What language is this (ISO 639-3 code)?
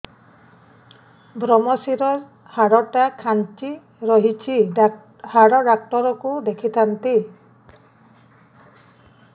ori